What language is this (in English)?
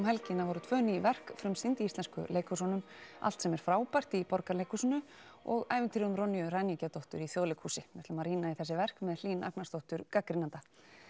Icelandic